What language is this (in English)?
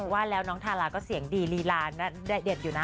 Thai